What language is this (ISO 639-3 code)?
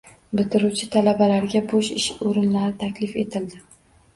uzb